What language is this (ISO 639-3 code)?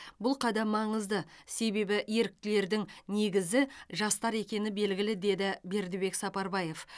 kaz